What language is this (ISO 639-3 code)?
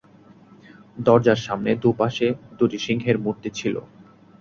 ben